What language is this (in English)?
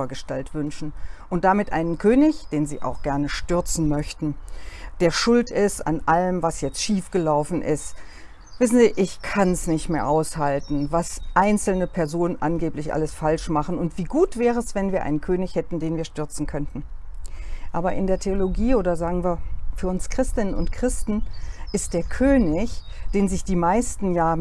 German